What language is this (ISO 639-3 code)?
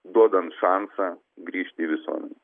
lit